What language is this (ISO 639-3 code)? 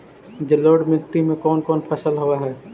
mag